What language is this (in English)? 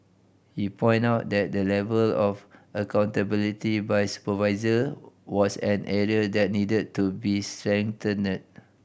English